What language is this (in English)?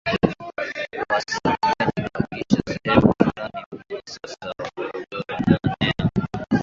Swahili